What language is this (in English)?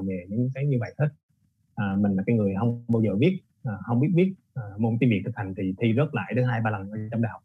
Vietnamese